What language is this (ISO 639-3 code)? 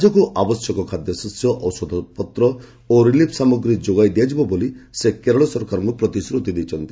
ori